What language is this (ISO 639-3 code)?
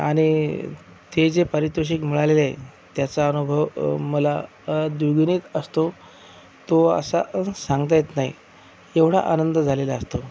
mar